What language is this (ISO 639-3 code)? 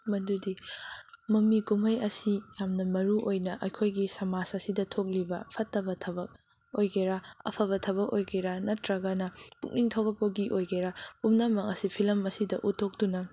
mni